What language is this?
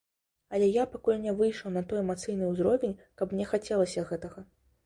Belarusian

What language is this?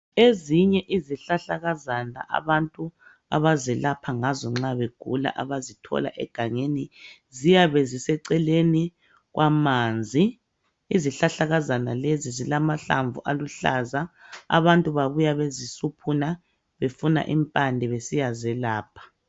North Ndebele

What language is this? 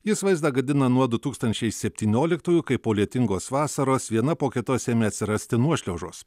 Lithuanian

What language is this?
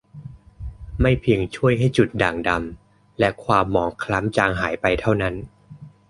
Thai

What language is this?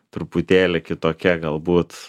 Lithuanian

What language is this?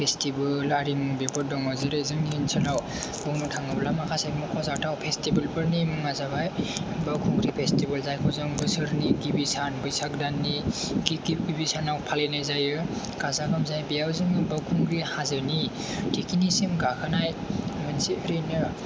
Bodo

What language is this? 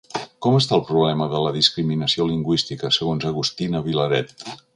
Catalan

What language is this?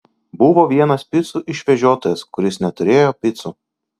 Lithuanian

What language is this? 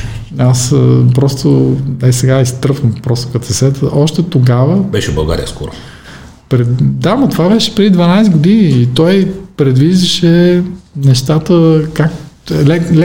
Bulgarian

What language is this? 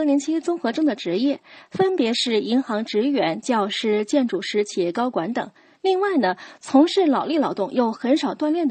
Chinese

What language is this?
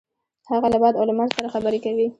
Pashto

